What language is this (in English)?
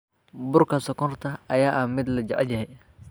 Somali